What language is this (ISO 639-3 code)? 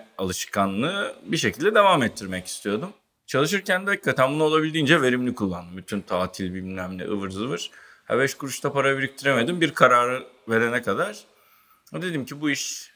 tur